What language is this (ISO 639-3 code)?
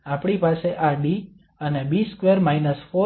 guj